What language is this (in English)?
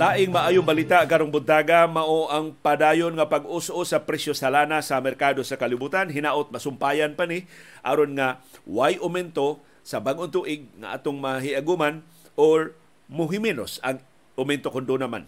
Filipino